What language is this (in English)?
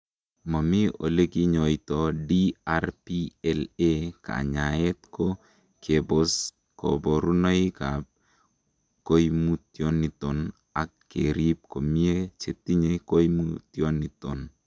Kalenjin